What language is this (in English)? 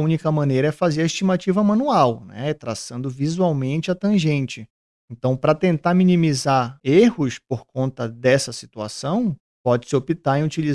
Portuguese